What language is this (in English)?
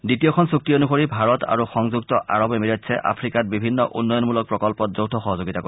Assamese